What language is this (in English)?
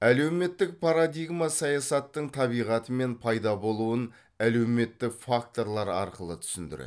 Kazakh